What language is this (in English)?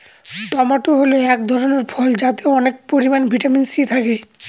Bangla